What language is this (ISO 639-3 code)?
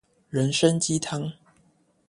zho